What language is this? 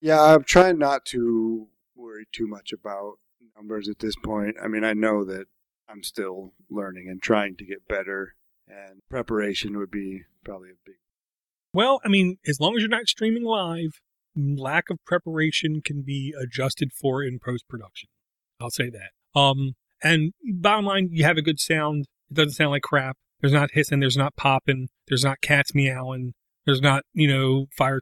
English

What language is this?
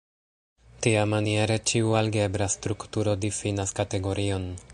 Esperanto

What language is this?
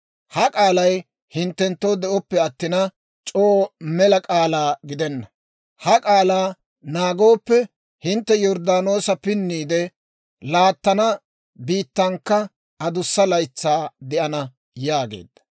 Dawro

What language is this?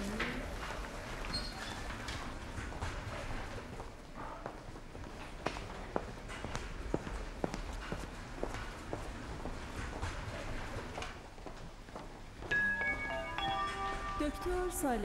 Persian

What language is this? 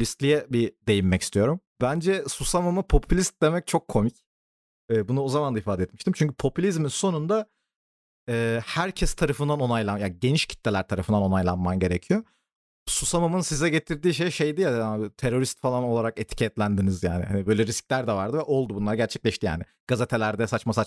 Turkish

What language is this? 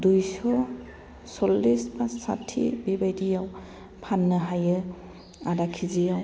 Bodo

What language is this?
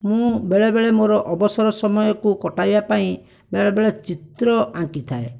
Odia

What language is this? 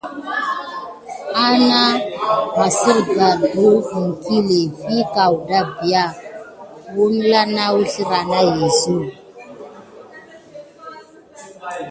Gidar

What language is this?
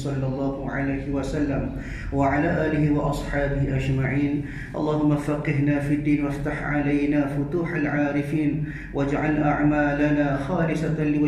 Malay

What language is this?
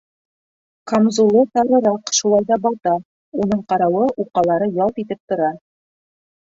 Bashkir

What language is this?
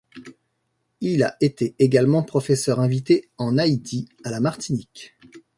French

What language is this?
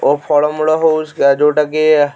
Odia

